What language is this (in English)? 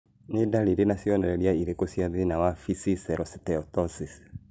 Kikuyu